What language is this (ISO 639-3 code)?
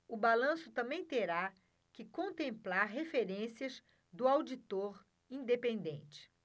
por